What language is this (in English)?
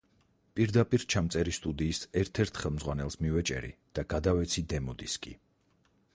Georgian